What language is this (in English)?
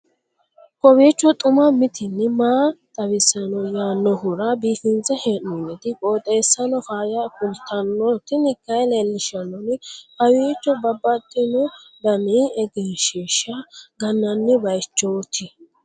Sidamo